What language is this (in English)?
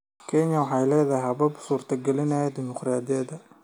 Somali